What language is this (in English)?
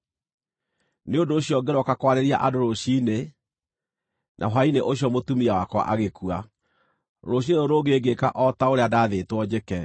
Kikuyu